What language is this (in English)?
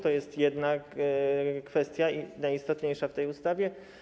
Polish